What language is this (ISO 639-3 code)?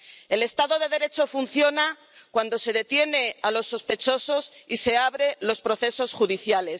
spa